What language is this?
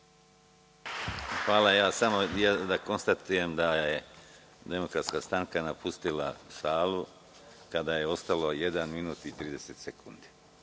Serbian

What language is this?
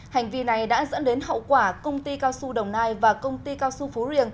Vietnamese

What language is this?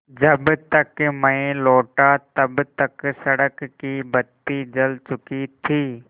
Hindi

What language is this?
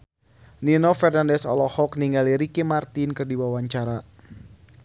Sundanese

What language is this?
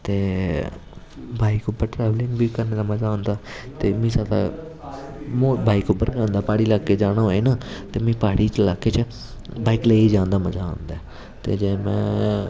Dogri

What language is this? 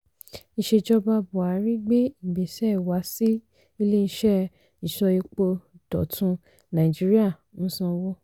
Yoruba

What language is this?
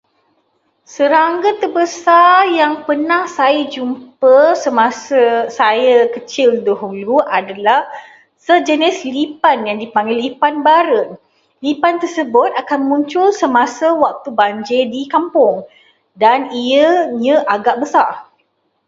Malay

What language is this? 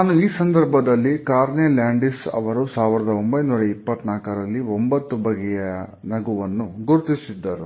Kannada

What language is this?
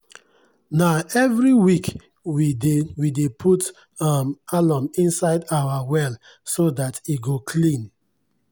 Nigerian Pidgin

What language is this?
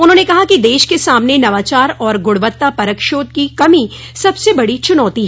Hindi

